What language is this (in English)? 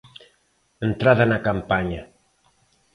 Galician